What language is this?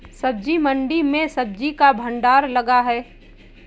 Hindi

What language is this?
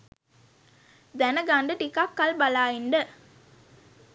Sinhala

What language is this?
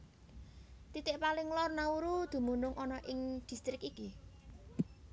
Javanese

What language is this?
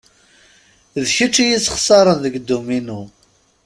Kabyle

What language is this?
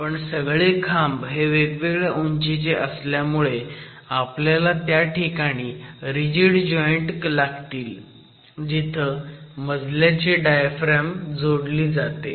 Marathi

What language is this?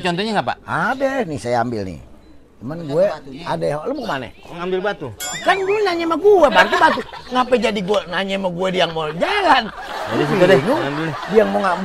Indonesian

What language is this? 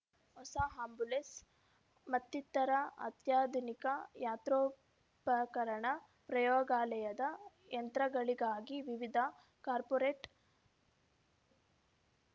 Kannada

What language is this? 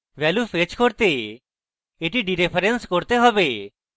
Bangla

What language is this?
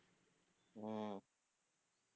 Tamil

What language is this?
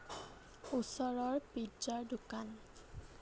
Assamese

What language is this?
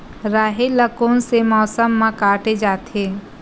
Chhattisgarhi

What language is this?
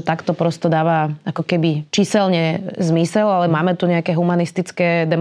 Slovak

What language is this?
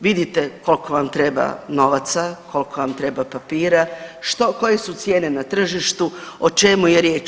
Croatian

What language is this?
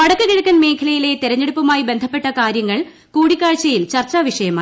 Malayalam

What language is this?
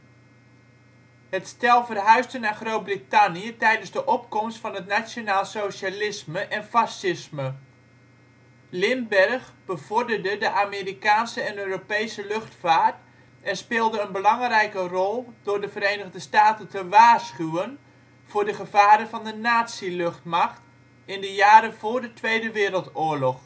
Dutch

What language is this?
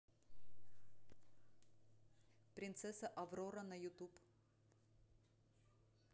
Russian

